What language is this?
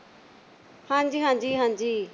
Punjabi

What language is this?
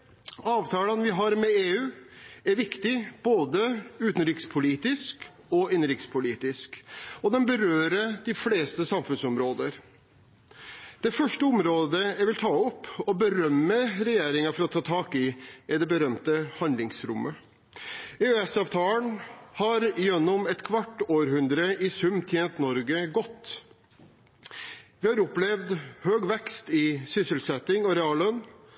Norwegian Bokmål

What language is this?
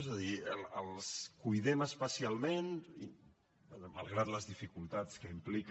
Catalan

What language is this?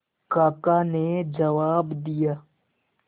Hindi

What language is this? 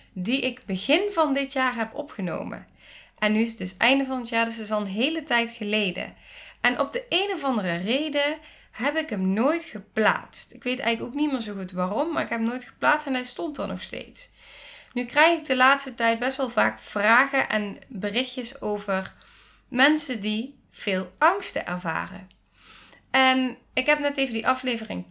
Dutch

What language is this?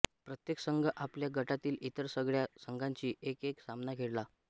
Marathi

